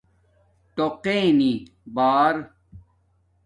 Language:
Domaaki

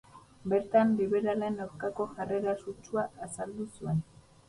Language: Basque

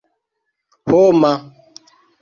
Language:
Esperanto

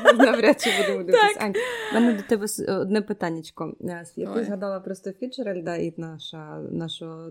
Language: Ukrainian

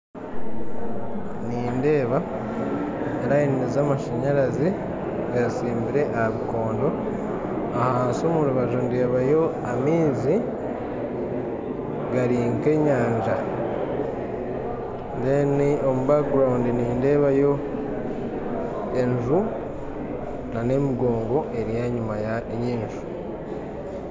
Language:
Nyankole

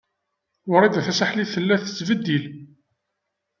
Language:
Kabyle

